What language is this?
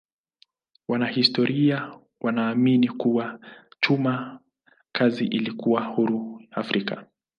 Swahili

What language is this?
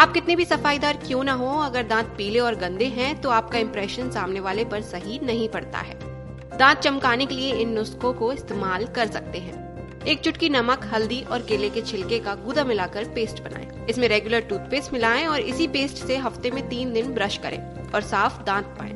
Hindi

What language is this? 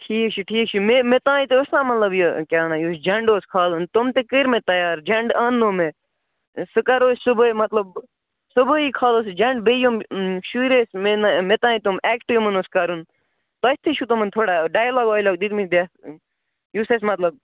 Kashmiri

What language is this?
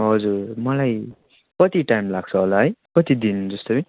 Nepali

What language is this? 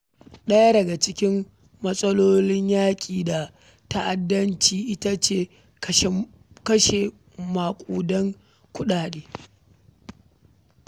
Hausa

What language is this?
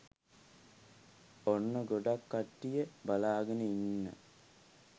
Sinhala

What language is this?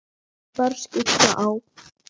Icelandic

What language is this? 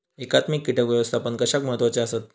Marathi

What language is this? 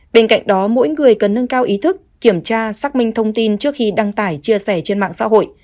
Vietnamese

